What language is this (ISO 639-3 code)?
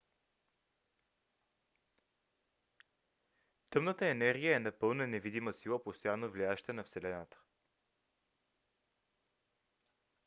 bul